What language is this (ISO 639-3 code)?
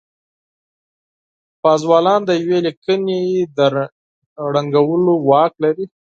pus